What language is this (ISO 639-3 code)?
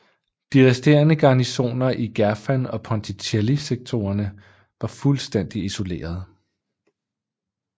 dan